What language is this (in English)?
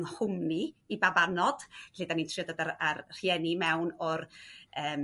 Welsh